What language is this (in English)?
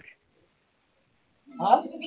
Assamese